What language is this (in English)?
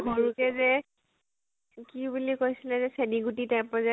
Assamese